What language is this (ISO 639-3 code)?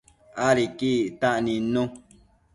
mcf